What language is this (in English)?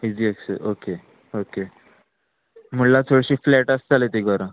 Konkani